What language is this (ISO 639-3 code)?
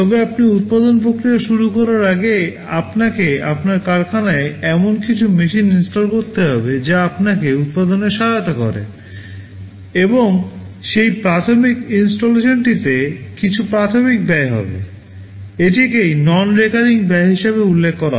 ben